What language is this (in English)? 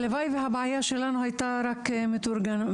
Hebrew